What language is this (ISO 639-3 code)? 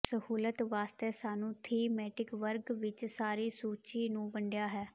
pan